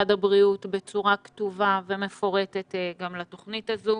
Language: Hebrew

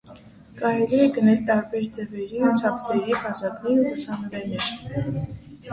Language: Armenian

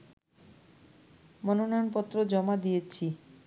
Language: Bangla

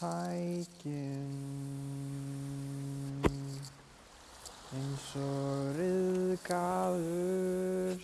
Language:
Icelandic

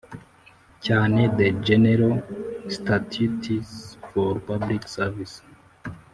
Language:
Kinyarwanda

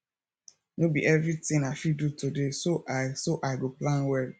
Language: Nigerian Pidgin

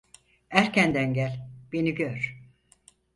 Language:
Turkish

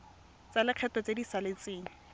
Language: Tswana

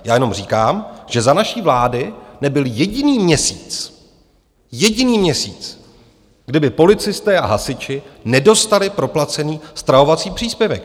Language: Czech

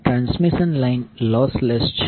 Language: Gujarati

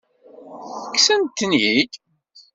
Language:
Kabyle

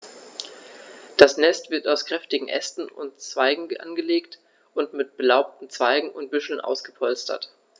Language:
German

